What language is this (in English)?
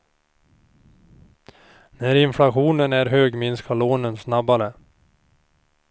Swedish